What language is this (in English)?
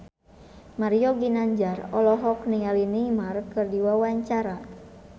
Sundanese